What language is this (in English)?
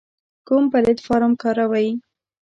Pashto